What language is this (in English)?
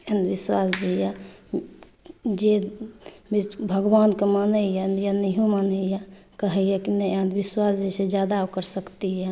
Maithili